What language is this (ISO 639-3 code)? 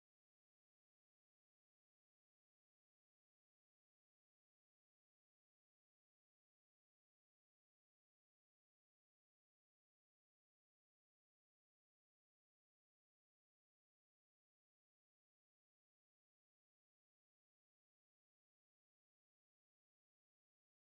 mas